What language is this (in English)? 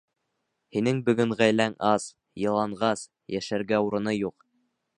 Bashkir